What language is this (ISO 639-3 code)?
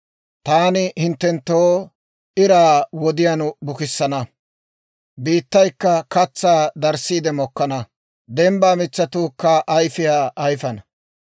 dwr